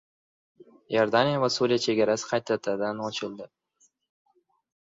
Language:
Uzbek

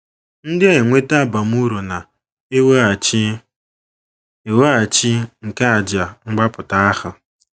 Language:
Igbo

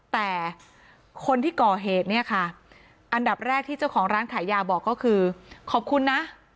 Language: Thai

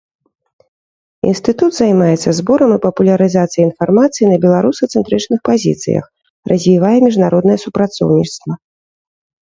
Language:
Belarusian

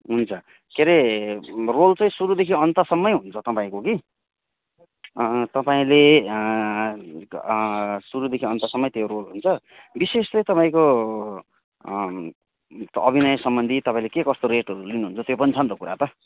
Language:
Nepali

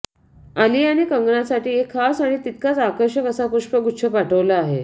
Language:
Marathi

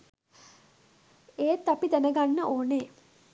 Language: Sinhala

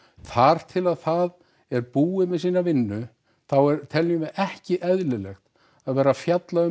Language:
Icelandic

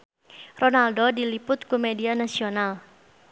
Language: Sundanese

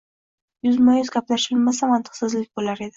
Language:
Uzbek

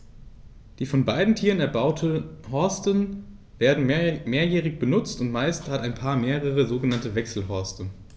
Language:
German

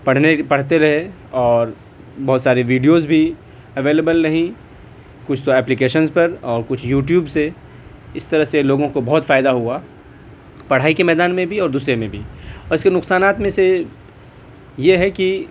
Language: Urdu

